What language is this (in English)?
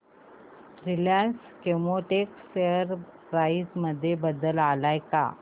Marathi